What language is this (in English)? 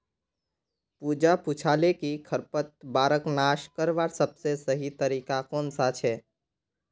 Magahi